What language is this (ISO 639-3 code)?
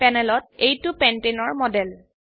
asm